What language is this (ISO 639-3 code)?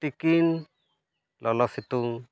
sat